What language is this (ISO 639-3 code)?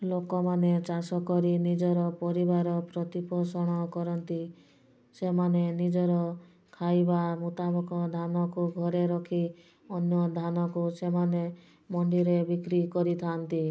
ori